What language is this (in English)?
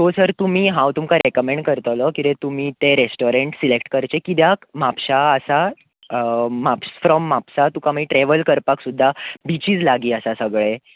Konkani